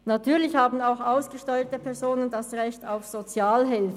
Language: Swiss German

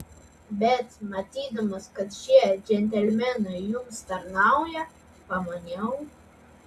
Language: Lithuanian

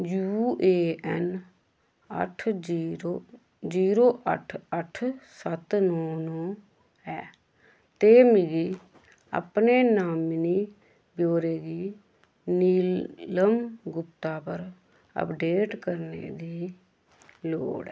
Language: Dogri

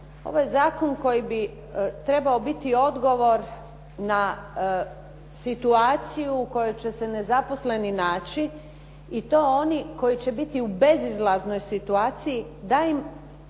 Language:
Croatian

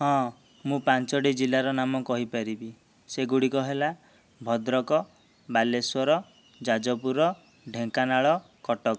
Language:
Odia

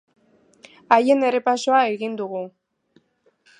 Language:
Basque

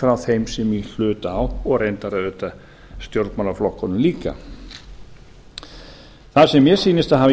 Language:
Icelandic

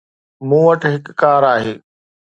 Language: Sindhi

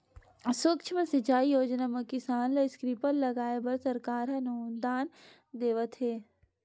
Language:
Chhattisgarhi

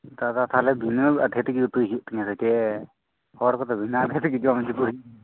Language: Santali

